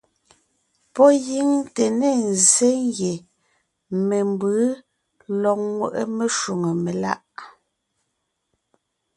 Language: Ngiemboon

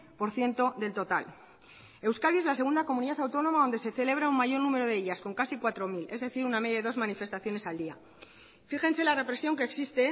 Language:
Spanish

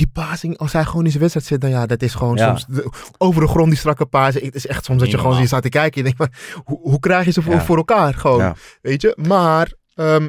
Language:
Dutch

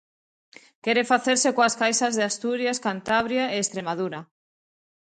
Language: Galician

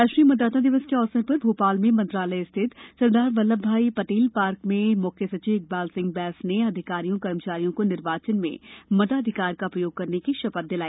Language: Hindi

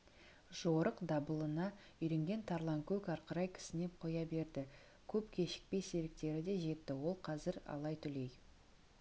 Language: Kazakh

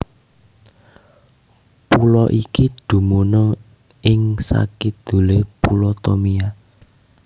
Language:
Javanese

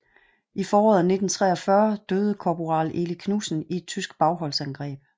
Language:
Danish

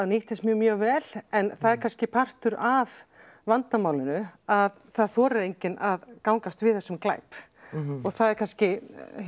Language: Icelandic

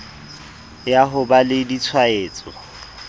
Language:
Southern Sotho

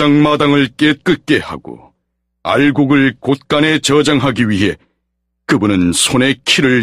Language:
Korean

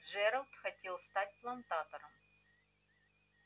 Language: Russian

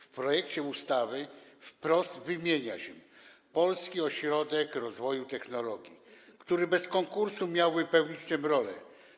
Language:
Polish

